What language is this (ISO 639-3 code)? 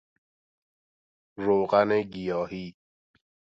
fas